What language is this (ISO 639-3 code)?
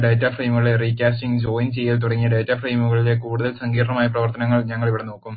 mal